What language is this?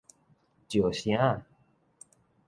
Min Nan Chinese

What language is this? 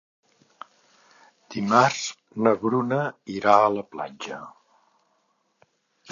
Catalan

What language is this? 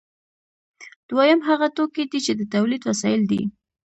Pashto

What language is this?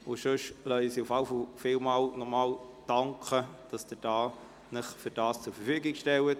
Swiss German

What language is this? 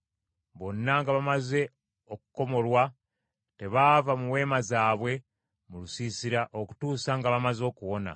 Ganda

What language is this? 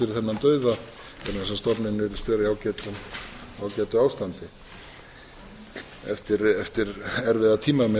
Icelandic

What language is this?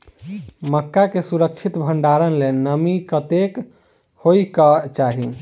Maithili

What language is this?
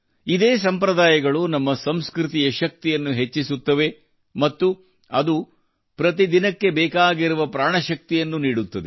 Kannada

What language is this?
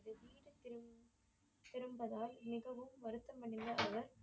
Tamil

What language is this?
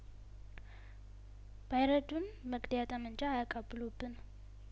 Amharic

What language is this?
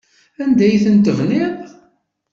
Kabyle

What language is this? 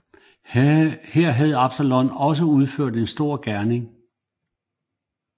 Danish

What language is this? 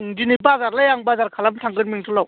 Bodo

